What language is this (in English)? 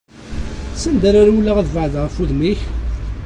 Kabyle